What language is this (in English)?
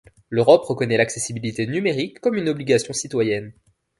French